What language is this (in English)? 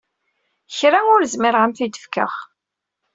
Kabyle